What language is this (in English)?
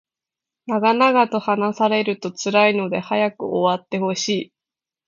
Japanese